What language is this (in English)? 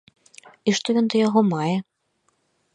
Belarusian